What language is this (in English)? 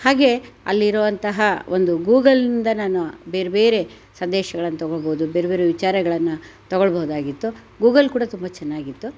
Kannada